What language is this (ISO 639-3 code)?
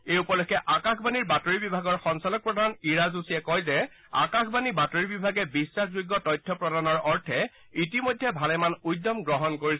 asm